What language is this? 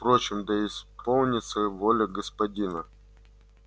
Russian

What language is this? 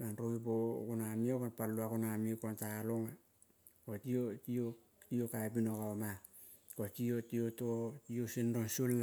Kol (Papua New Guinea)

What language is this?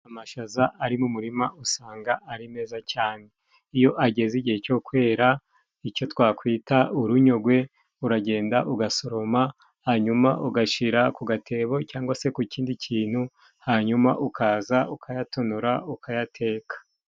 Kinyarwanda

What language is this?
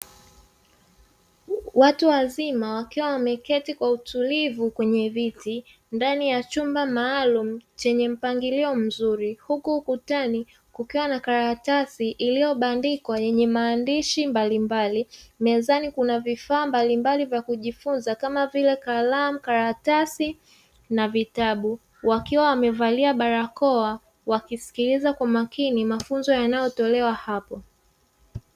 Swahili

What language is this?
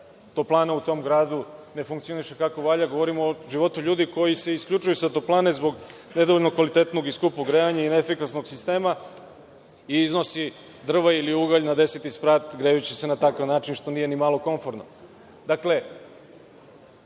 Serbian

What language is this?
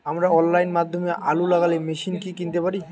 Bangla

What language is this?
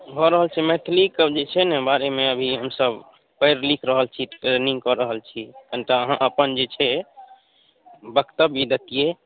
Maithili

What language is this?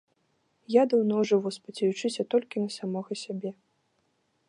Belarusian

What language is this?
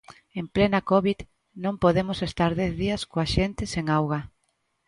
Galician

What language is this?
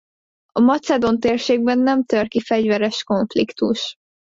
Hungarian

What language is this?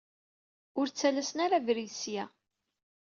Kabyle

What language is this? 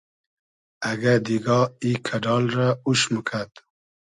Hazaragi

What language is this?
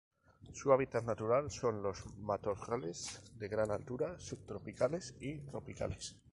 Spanish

